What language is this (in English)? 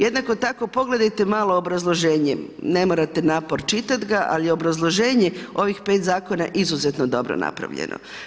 Croatian